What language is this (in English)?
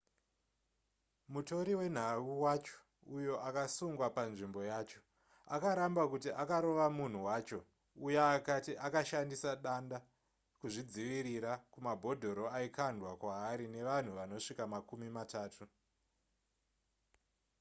Shona